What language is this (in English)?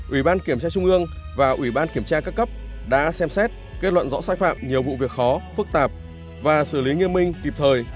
Vietnamese